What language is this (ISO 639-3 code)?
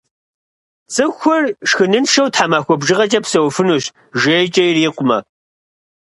kbd